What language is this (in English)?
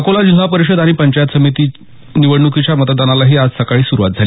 Marathi